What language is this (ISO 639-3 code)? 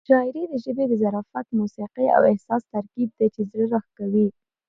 pus